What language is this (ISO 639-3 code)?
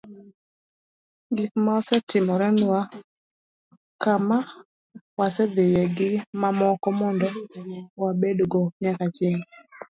luo